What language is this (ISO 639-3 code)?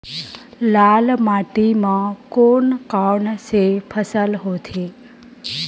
hne